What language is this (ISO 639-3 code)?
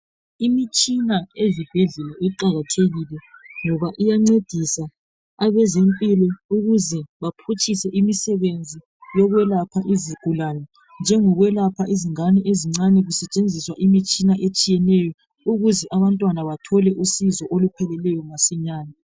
nde